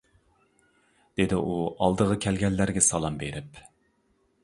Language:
Uyghur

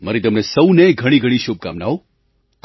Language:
Gujarati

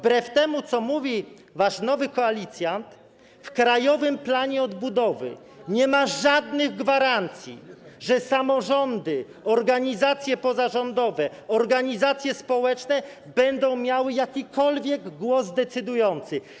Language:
Polish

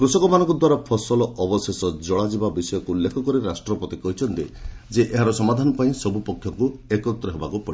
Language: Odia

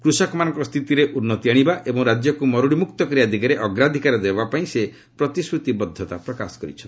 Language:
Odia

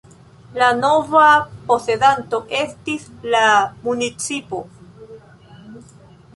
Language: Esperanto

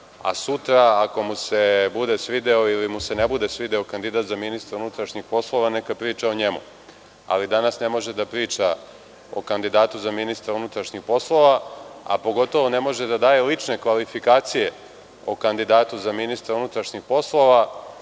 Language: Serbian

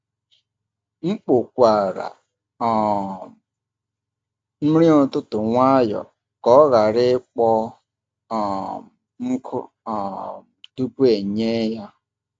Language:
Igbo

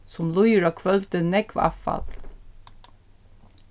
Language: Faroese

